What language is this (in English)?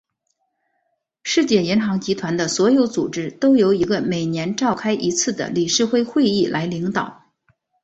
Chinese